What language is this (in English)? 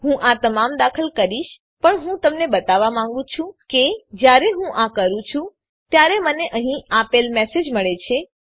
Gujarati